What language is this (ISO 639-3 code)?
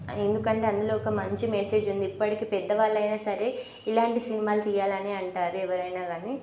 tel